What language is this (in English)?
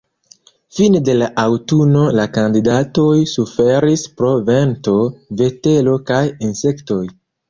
Esperanto